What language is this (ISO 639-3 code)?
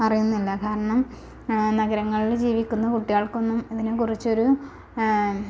mal